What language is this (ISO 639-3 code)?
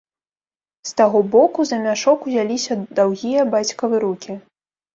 bel